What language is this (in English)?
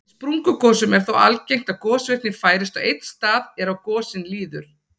Icelandic